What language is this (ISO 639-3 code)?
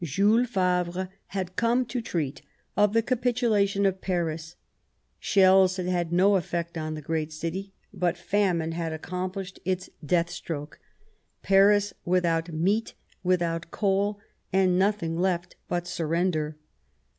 eng